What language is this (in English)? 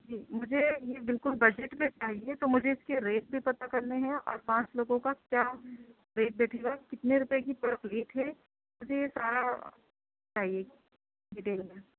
Urdu